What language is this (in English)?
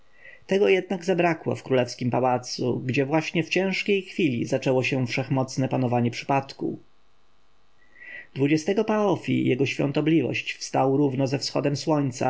Polish